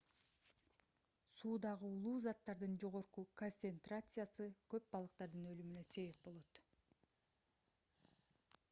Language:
Kyrgyz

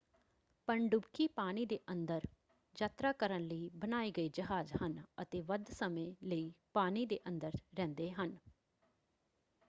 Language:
Punjabi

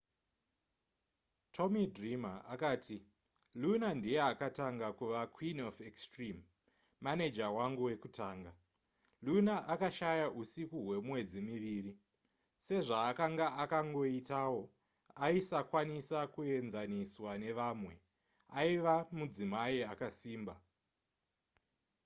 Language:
Shona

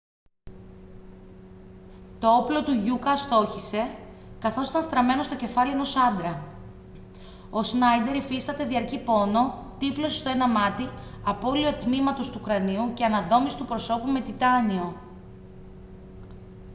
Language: Greek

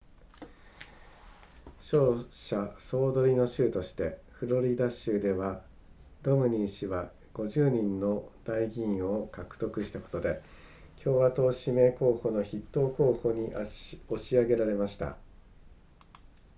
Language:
Japanese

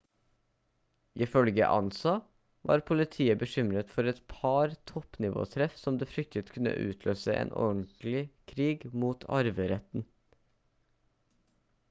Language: Norwegian Bokmål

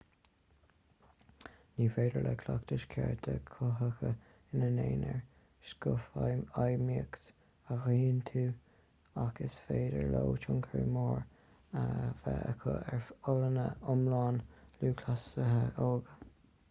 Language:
Irish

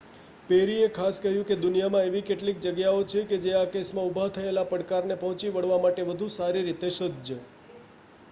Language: Gujarati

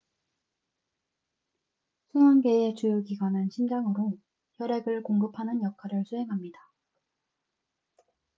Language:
Korean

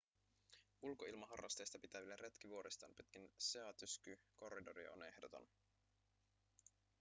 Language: Finnish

